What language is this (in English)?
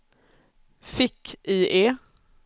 Swedish